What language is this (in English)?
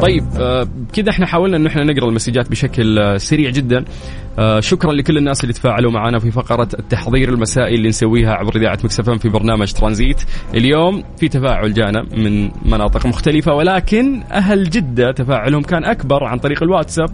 Arabic